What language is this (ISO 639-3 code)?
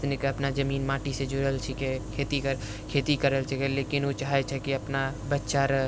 mai